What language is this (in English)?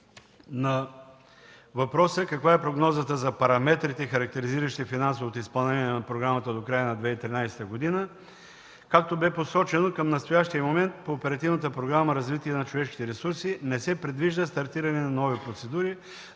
Bulgarian